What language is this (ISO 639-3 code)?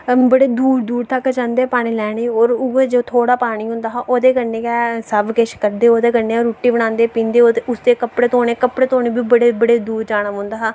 doi